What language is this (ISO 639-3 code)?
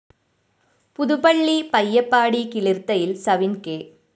mal